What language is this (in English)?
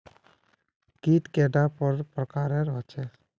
Magahi